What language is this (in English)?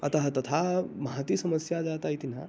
Sanskrit